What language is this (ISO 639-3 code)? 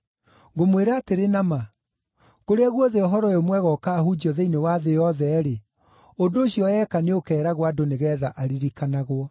kik